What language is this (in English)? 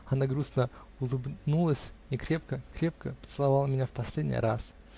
Russian